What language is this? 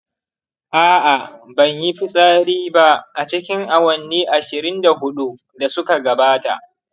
Hausa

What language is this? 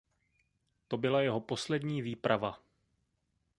Czech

